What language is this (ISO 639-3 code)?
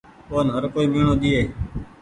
gig